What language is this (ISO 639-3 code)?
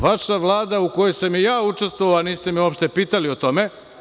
srp